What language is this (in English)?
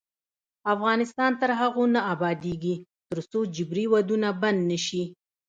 Pashto